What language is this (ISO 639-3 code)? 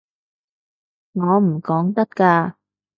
yue